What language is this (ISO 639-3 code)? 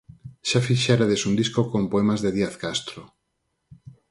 glg